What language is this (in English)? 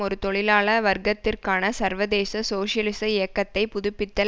Tamil